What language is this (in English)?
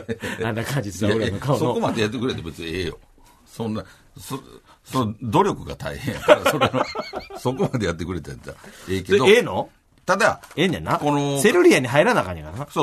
Japanese